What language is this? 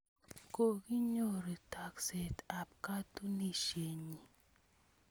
Kalenjin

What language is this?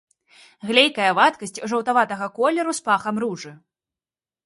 Belarusian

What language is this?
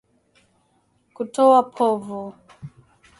Swahili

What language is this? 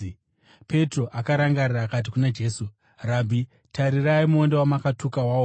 Shona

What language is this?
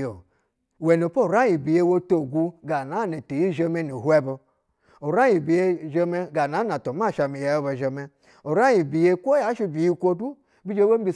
Basa (Nigeria)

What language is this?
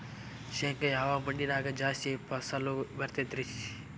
Kannada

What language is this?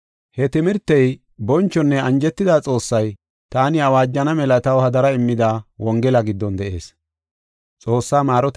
Gofa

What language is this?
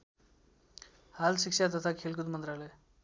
Nepali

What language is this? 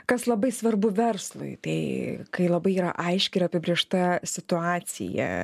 Lithuanian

